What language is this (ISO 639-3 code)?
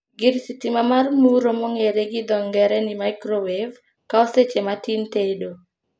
luo